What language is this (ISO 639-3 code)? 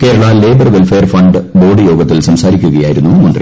mal